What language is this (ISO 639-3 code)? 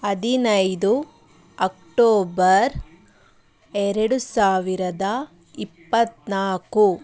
kan